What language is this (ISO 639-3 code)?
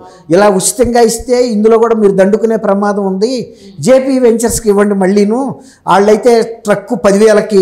tel